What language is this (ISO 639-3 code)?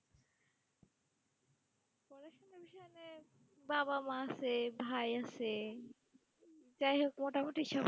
ben